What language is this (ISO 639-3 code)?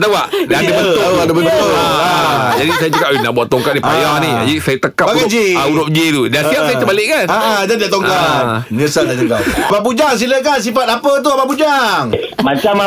msa